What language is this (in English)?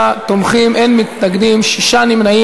Hebrew